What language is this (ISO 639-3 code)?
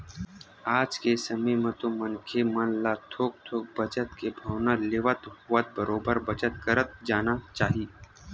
hne